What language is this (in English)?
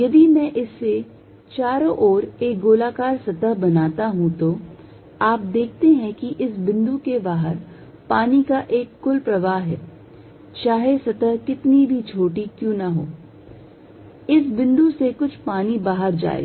Hindi